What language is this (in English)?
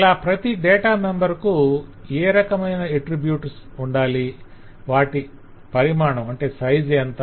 Telugu